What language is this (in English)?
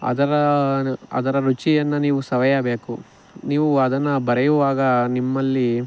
Kannada